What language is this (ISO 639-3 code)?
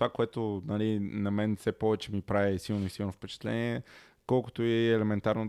bul